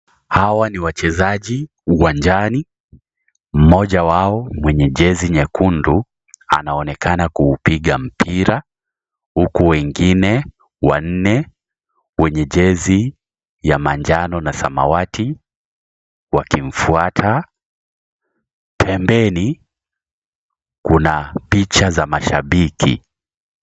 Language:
Swahili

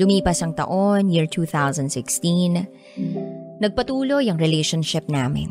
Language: Filipino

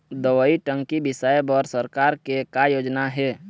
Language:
Chhattisgarhi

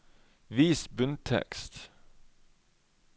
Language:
Norwegian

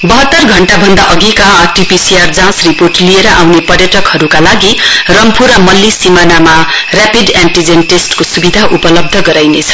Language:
Nepali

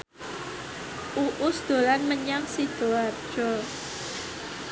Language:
Javanese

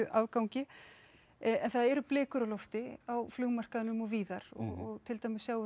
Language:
Icelandic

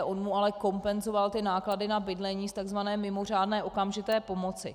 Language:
Czech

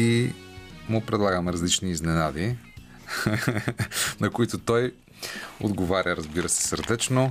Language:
Bulgarian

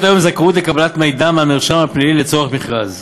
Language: Hebrew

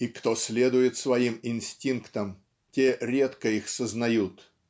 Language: Russian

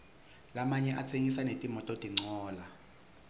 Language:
Swati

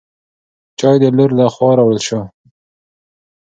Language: Pashto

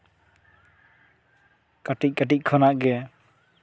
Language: Santali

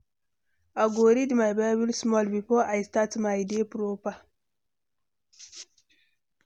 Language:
Nigerian Pidgin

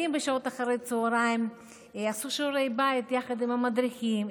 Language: Hebrew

